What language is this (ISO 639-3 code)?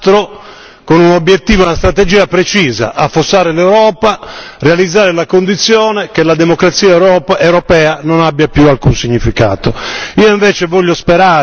ita